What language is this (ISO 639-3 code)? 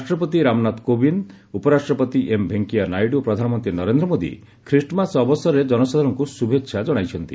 ori